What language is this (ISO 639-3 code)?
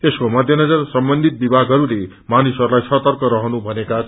nep